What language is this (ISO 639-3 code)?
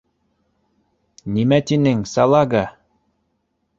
bak